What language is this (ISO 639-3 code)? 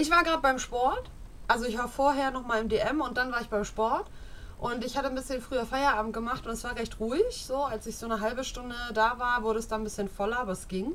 deu